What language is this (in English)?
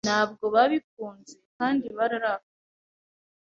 Kinyarwanda